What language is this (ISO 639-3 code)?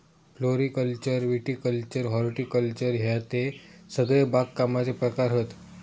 mar